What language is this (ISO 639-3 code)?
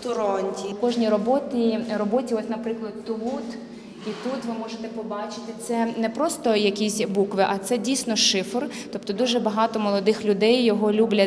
ukr